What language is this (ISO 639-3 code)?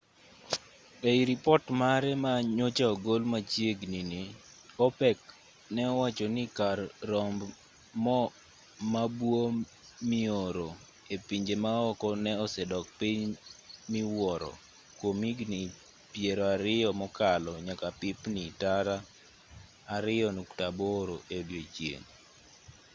luo